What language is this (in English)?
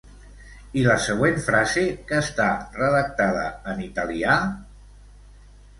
Catalan